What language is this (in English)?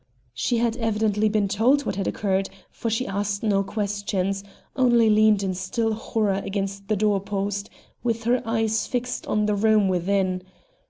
English